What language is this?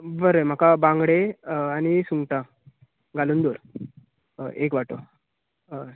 Konkani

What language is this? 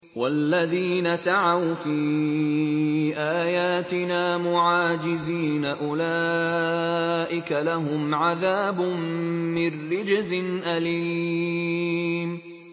Arabic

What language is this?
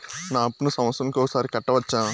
Telugu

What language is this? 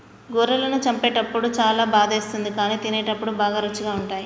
Telugu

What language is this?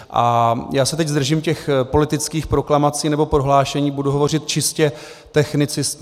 Czech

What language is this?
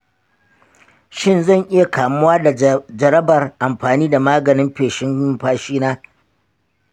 Hausa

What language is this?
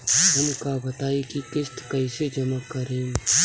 Bhojpuri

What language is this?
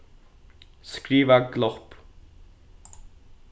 Faroese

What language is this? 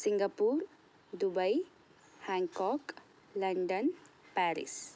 Sanskrit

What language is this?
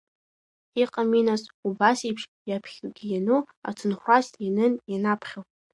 Abkhazian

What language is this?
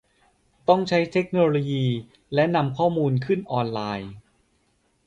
Thai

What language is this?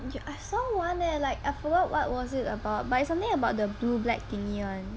English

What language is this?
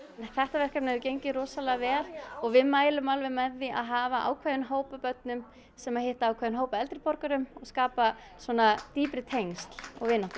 Icelandic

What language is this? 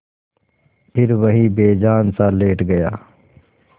Hindi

